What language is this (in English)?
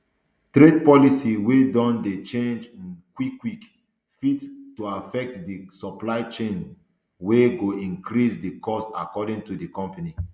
Nigerian Pidgin